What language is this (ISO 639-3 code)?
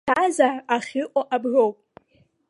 abk